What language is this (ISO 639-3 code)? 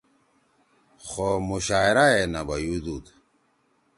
trw